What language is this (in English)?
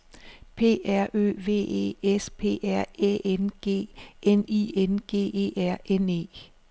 Danish